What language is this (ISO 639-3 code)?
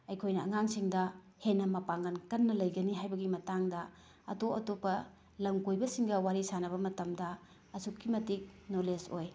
mni